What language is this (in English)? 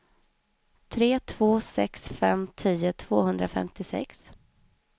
Swedish